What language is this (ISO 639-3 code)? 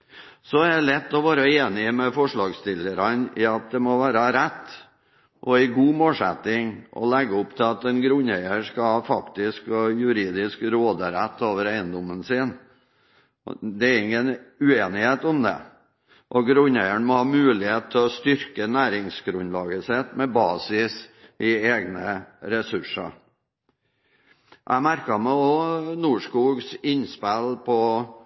nob